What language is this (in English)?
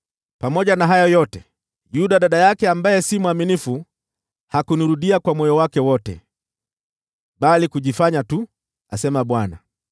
Swahili